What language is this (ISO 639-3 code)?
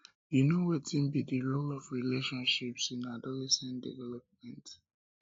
pcm